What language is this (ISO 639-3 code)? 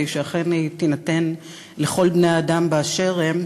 heb